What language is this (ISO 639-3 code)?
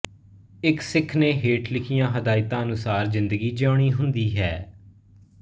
pan